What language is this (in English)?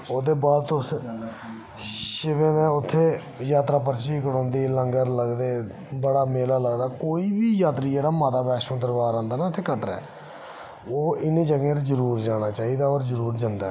Dogri